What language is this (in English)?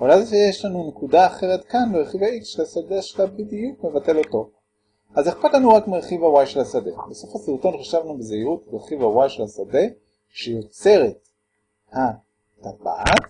Hebrew